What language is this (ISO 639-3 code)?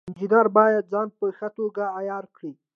pus